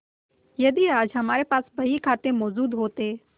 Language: Hindi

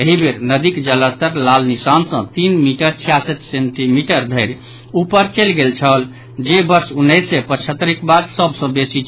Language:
Maithili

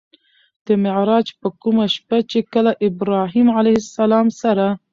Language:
Pashto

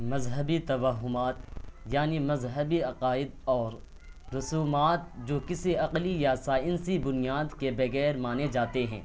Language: Urdu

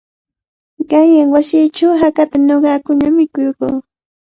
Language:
Cajatambo North Lima Quechua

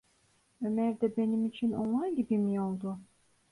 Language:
Turkish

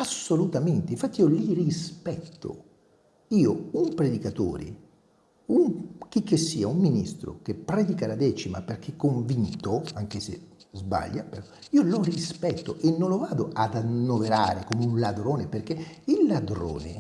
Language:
Italian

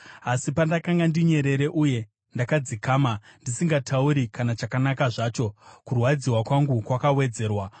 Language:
Shona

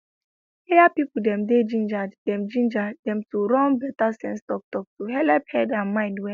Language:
Nigerian Pidgin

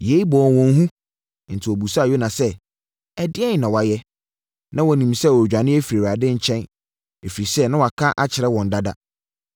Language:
Akan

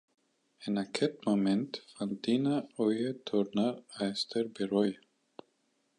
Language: Occitan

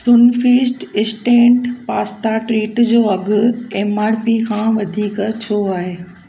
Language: Sindhi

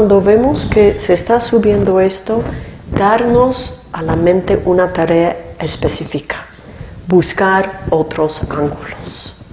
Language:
Spanish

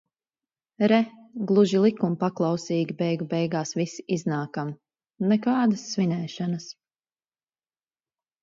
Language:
Latvian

